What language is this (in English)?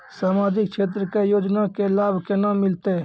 Maithili